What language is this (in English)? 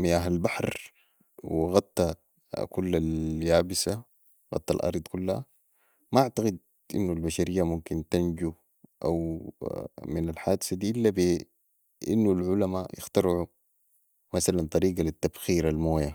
Sudanese Arabic